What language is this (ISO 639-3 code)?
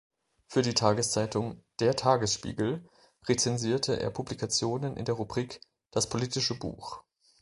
deu